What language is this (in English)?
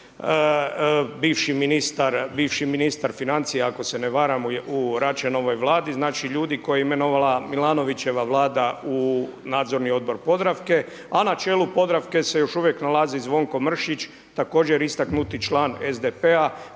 Croatian